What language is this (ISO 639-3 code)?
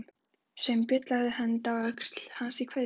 isl